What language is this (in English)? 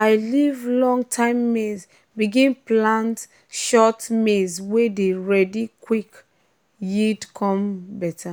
Nigerian Pidgin